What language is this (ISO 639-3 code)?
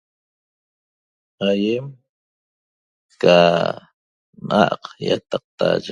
tob